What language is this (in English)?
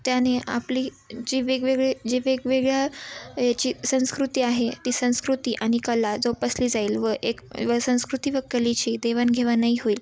Marathi